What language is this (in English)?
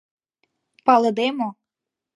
Mari